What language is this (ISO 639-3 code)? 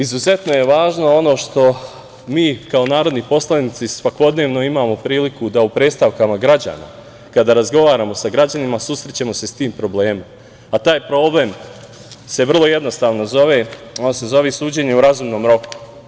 srp